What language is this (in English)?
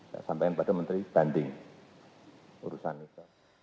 Indonesian